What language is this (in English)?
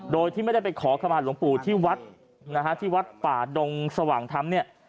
Thai